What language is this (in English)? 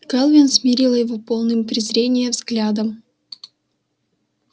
Russian